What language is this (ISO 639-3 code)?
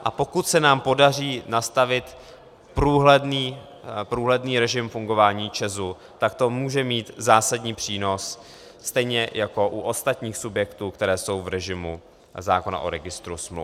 ces